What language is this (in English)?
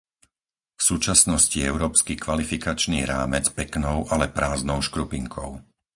Slovak